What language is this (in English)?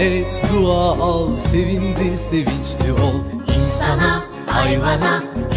Turkish